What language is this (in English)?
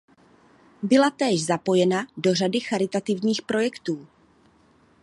Czech